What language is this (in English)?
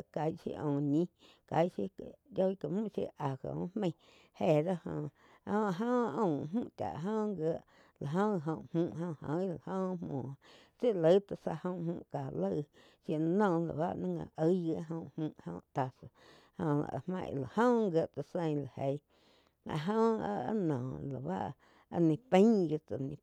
Quiotepec Chinantec